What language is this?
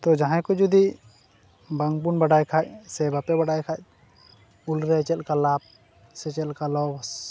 Santali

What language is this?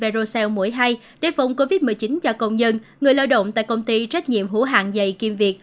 Vietnamese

